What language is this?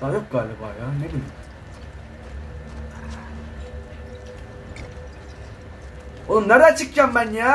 Turkish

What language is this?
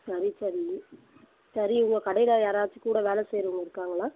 Tamil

